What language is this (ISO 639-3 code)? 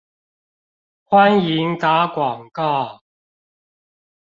zho